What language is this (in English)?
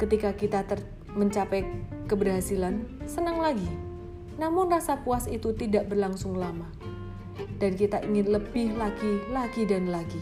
Indonesian